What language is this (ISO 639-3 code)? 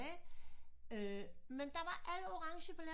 dan